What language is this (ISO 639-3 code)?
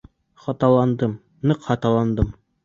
bak